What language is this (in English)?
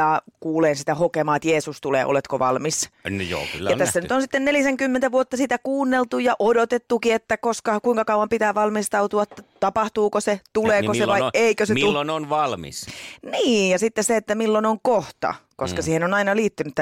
Finnish